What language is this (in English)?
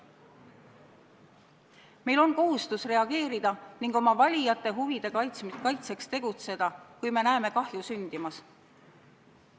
Estonian